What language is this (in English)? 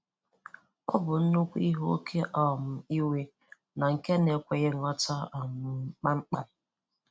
Igbo